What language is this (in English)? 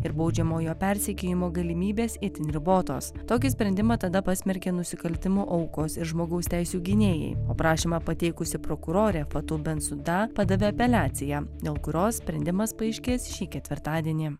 Lithuanian